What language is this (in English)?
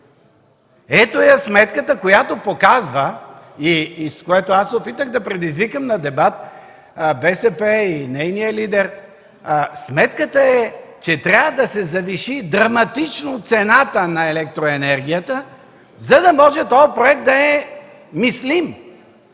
Bulgarian